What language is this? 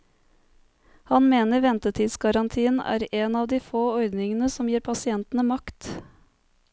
Norwegian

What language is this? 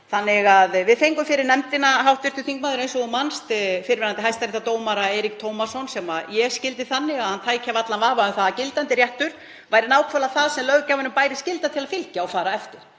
Icelandic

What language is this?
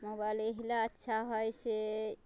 Maithili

